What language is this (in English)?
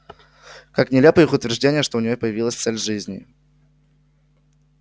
Russian